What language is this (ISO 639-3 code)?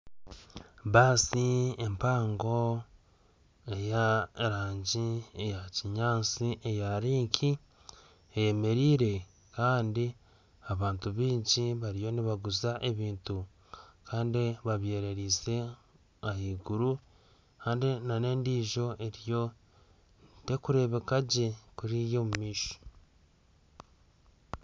nyn